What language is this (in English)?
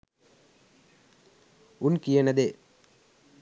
Sinhala